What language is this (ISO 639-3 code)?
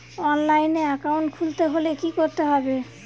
ben